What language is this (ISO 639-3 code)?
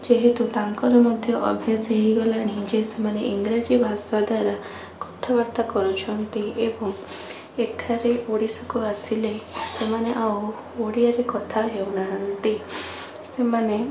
ori